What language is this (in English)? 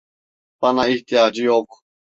Turkish